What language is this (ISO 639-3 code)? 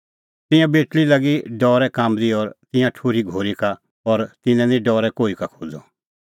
kfx